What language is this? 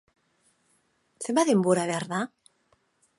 Basque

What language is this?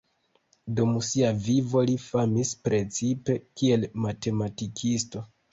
Esperanto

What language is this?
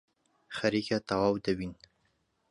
Central Kurdish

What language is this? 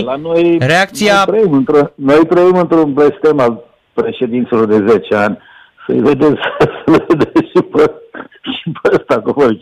Romanian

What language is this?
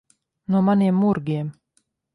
Latvian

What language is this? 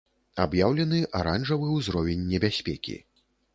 Belarusian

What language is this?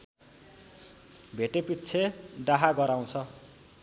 Nepali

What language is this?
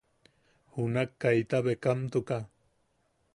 Yaqui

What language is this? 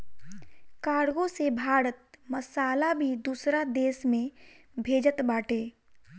Bhojpuri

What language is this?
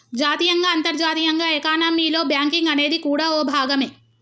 Telugu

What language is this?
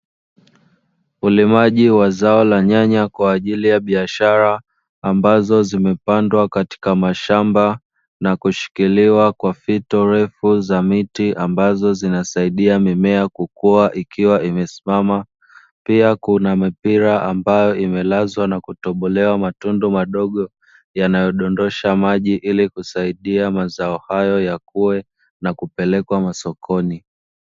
Swahili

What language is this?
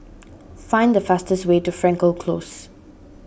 English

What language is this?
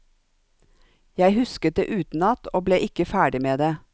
Norwegian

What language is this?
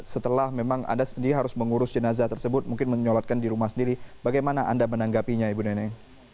Indonesian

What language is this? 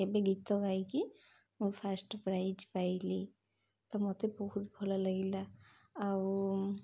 Odia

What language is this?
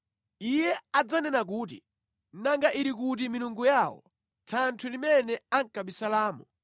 Nyanja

